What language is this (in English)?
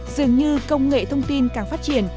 Vietnamese